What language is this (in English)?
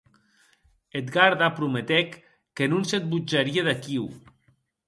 Occitan